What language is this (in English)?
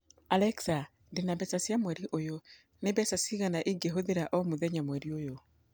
Kikuyu